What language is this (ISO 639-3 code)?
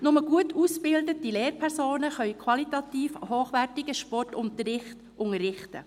gsw